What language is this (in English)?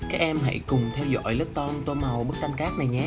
Vietnamese